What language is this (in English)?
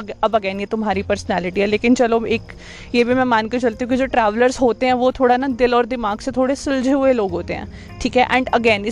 Hindi